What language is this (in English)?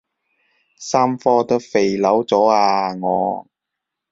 Cantonese